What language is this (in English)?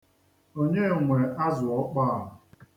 Igbo